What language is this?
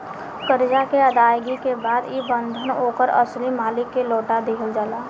Bhojpuri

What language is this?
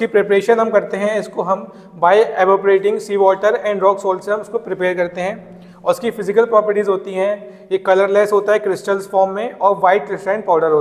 Hindi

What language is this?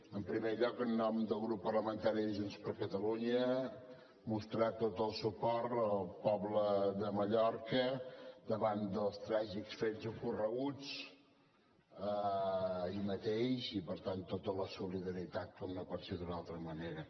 Catalan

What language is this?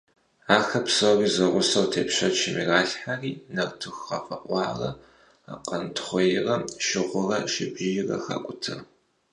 Kabardian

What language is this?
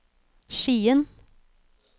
Norwegian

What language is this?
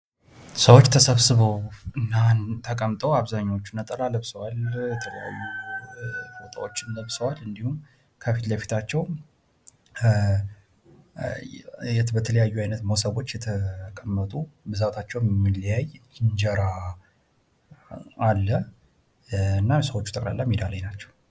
Amharic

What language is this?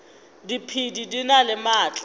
Northern Sotho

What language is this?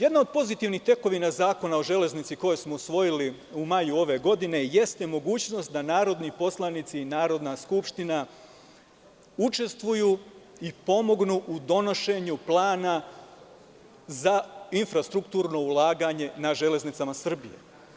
Serbian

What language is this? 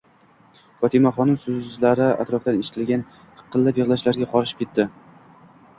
Uzbek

